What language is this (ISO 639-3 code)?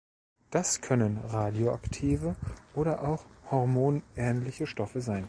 deu